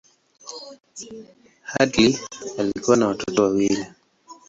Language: Swahili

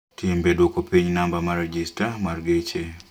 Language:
Luo (Kenya and Tanzania)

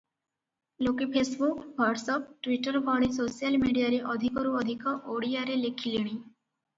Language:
Odia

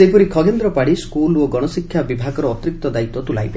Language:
Odia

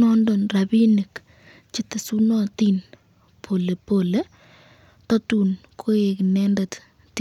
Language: Kalenjin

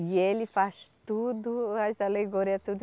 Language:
Portuguese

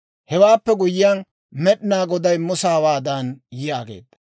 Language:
Dawro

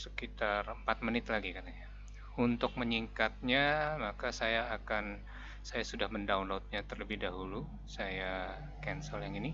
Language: Indonesian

